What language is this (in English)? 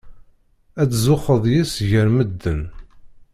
Kabyle